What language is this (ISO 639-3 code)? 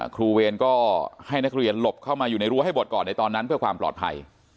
tha